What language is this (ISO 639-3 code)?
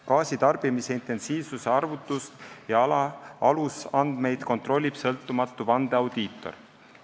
est